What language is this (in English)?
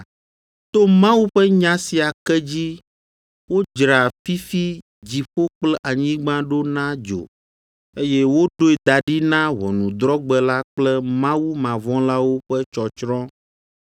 Ewe